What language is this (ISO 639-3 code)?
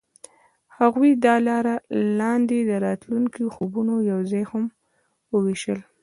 pus